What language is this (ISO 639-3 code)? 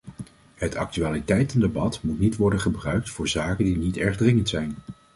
nld